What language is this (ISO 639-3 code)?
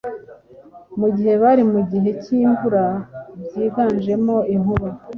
kin